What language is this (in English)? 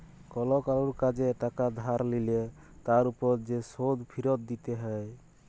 Bangla